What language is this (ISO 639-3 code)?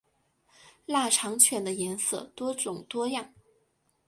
zho